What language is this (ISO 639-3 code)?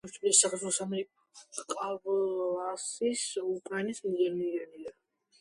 kat